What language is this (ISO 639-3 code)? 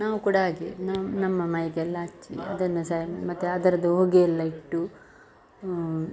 kan